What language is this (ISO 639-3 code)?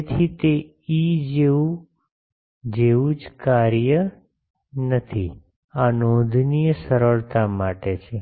guj